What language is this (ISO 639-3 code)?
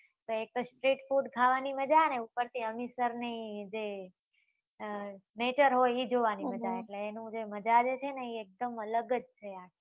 guj